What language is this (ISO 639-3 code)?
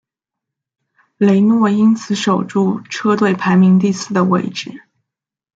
zho